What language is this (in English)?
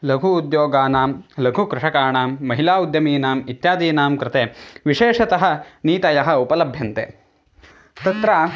Sanskrit